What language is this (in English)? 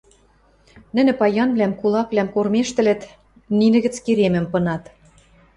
Western Mari